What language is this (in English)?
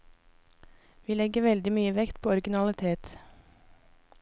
Norwegian